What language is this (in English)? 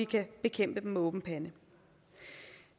Danish